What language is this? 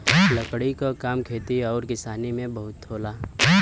Bhojpuri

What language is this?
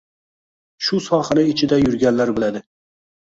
Uzbek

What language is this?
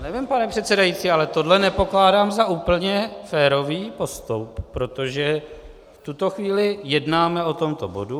Czech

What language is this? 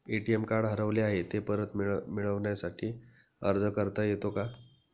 Marathi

